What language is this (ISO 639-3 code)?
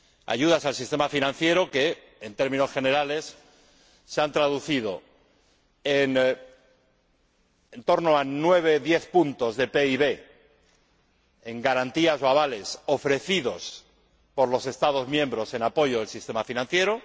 spa